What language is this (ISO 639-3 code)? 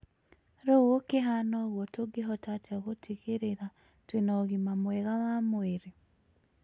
kik